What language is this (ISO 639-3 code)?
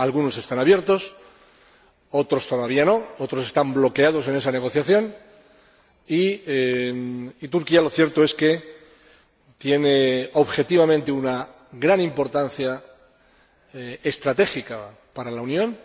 spa